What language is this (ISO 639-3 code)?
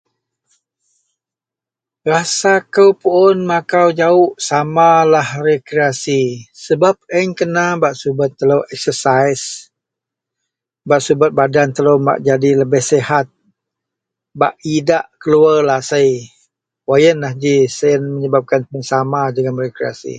mel